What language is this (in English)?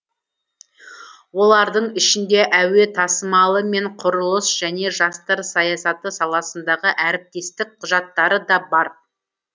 Kazakh